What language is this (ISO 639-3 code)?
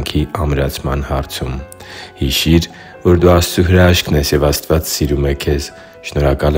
ron